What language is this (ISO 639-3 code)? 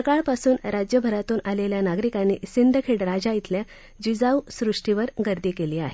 mar